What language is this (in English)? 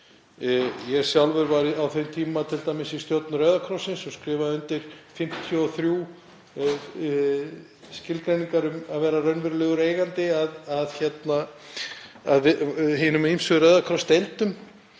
Icelandic